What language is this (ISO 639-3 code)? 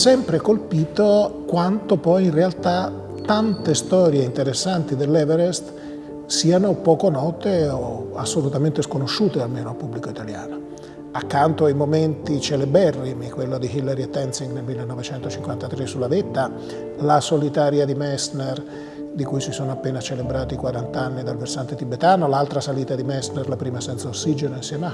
ita